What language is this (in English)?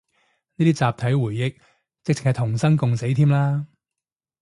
Cantonese